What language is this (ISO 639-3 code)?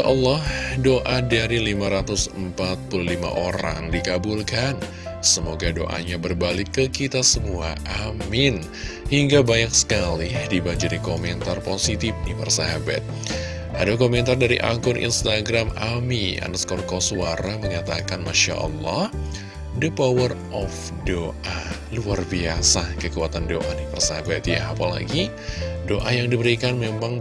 ind